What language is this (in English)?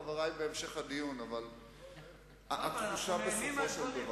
Hebrew